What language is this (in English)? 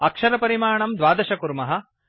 Sanskrit